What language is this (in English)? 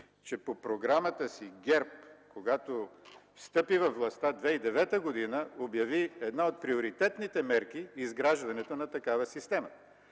Bulgarian